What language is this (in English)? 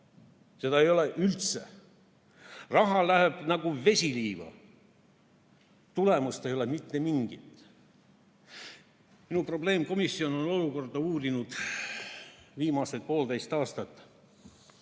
Estonian